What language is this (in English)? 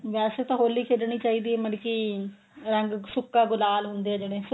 Punjabi